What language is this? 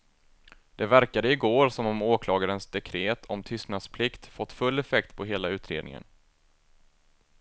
Swedish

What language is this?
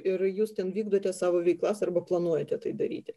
Lithuanian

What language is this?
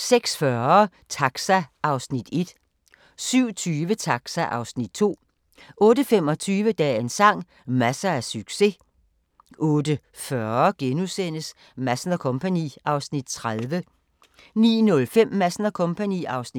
Danish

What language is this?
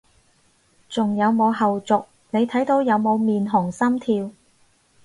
Cantonese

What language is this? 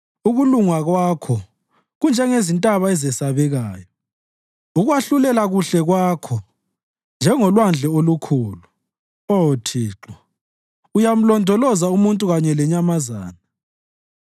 North Ndebele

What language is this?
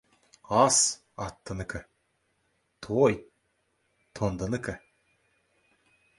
Kazakh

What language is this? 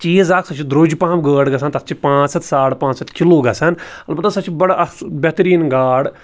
Kashmiri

